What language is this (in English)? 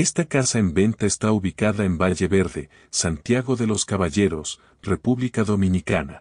Spanish